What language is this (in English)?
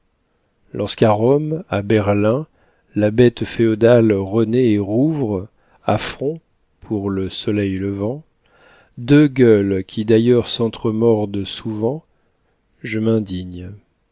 French